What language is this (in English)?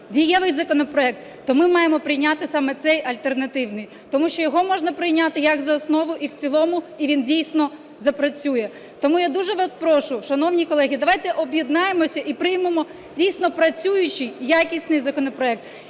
Ukrainian